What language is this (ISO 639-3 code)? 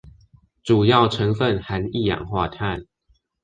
zho